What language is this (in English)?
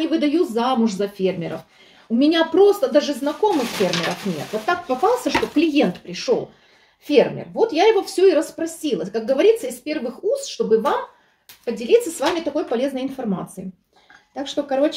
Russian